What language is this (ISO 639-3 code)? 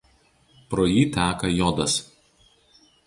lit